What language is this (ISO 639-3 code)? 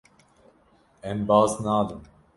kur